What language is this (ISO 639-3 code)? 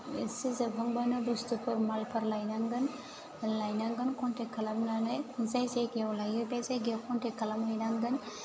brx